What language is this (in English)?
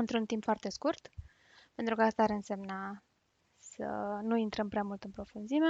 Romanian